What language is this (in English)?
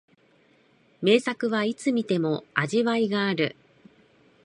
Japanese